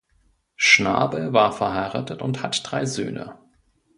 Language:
German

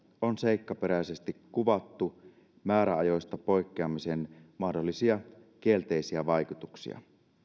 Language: Finnish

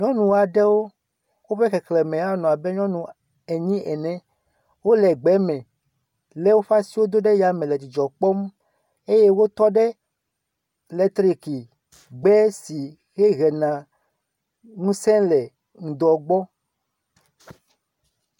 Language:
Ewe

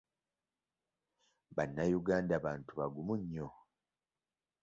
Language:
Ganda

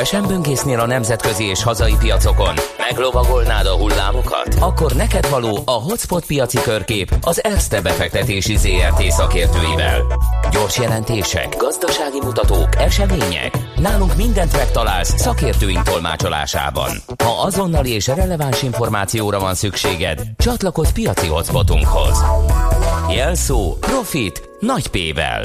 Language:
Hungarian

